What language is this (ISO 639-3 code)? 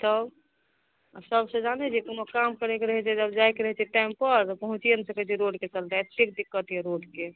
mai